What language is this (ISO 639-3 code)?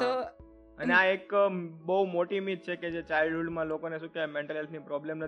guj